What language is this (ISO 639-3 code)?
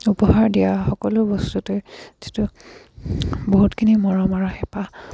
asm